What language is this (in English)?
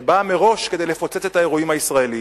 Hebrew